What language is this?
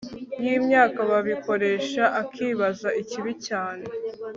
Kinyarwanda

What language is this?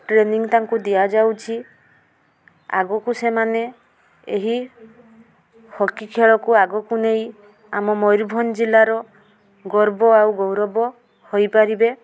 Odia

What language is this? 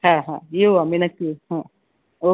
Marathi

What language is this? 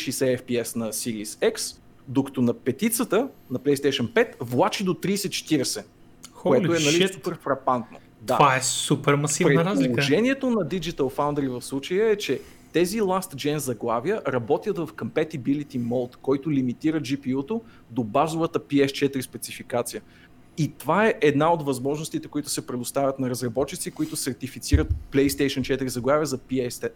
Bulgarian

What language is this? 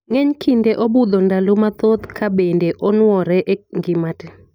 Luo (Kenya and Tanzania)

